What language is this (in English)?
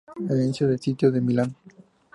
Spanish